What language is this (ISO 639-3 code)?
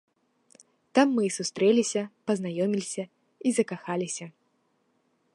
bel